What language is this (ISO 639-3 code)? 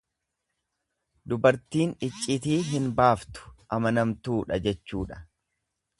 orm